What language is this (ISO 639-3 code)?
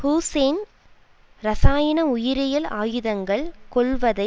tam